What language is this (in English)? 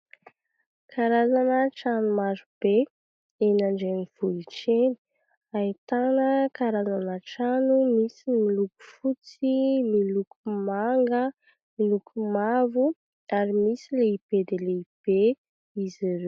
Malagasy